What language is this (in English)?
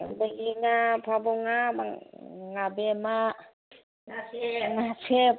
Manipuri